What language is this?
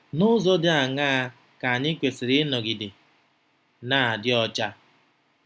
Igbo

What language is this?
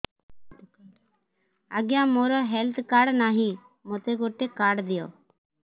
Odia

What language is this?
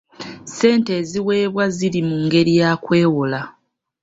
Ganda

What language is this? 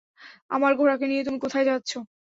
Bangla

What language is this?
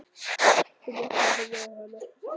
Icelandic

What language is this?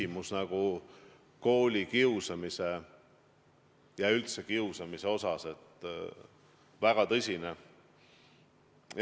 Estonian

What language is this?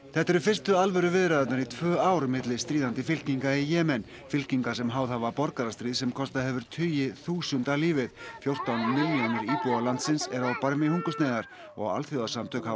Icelandic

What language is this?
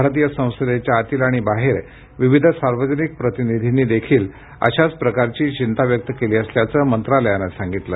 Marathi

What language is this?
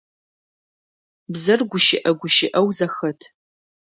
Adyghe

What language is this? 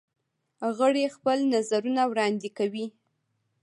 Pashto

